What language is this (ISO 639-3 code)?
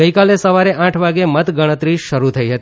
guj